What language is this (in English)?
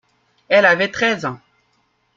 French